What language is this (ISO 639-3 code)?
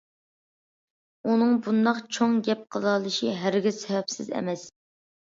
uig